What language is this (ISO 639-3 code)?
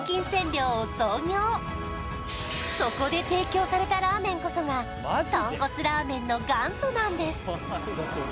jpn